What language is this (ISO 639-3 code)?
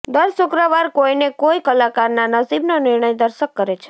guj